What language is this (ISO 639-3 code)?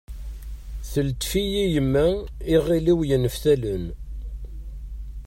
kab